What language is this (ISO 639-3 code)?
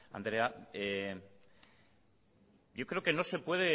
spa